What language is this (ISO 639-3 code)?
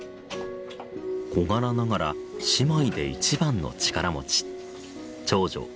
jpn